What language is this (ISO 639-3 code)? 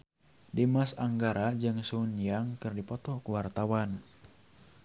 sun